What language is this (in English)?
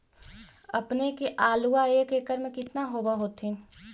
Magahi